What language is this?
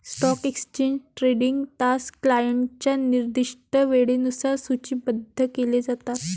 Marathi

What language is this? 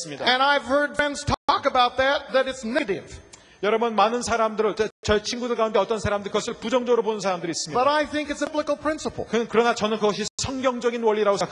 Korean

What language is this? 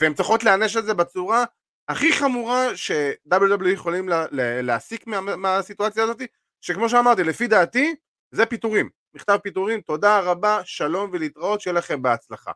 Hebrew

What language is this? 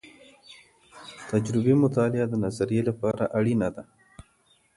Pashto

